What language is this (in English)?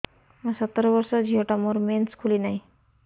Odia